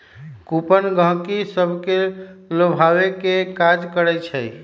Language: Magahi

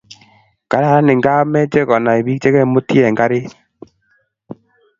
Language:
Kalenjin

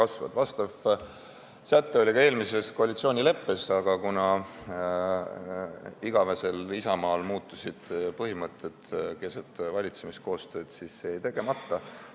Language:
Estonian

